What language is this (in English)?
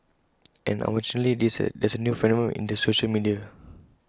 English